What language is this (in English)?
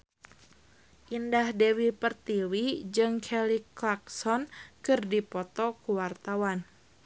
Sundanese